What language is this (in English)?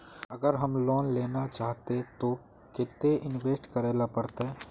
Magahi